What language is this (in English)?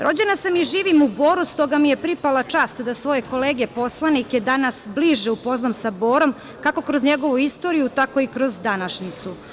Serbian